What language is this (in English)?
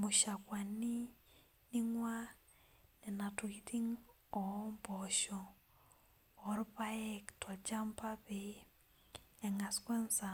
Masai